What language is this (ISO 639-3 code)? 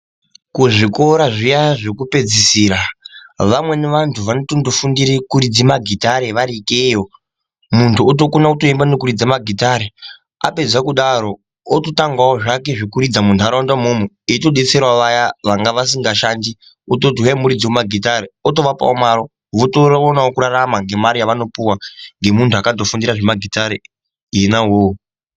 ndc